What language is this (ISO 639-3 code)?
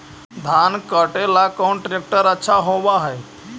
mag